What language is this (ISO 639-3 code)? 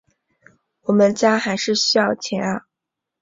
zho